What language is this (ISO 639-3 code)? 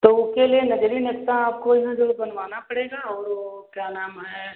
hin